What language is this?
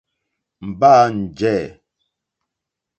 Mokpwe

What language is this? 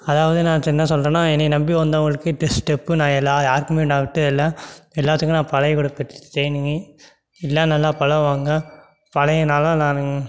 Tamil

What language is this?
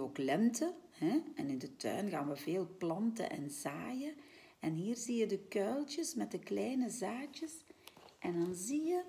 Dutch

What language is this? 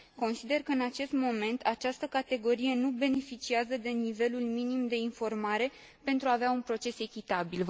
Romanian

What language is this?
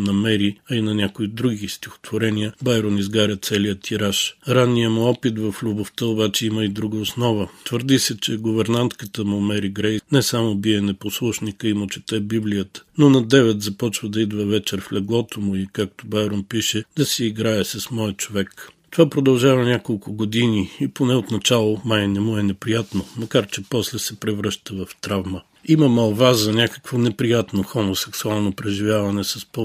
Bulgarian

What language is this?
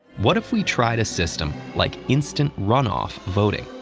English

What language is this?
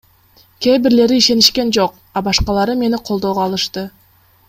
Kyrgyz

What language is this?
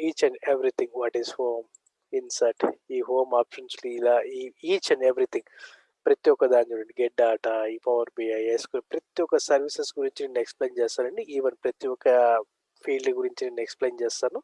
Telugu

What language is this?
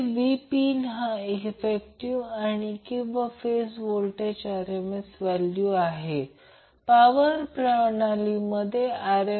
Marathi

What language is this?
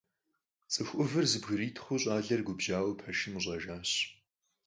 Kabardian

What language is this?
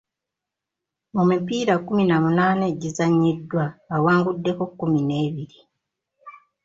Ganda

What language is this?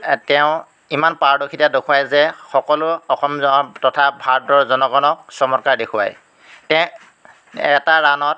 Assamese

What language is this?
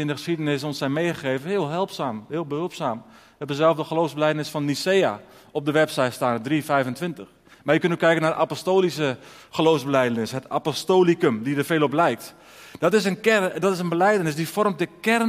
Dutch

